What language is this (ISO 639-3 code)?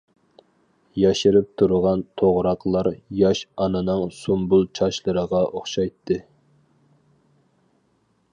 uig